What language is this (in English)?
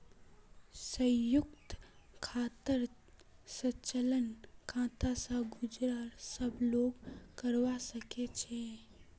Magahi